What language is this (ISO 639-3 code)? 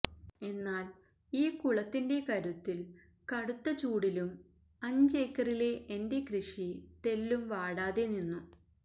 mal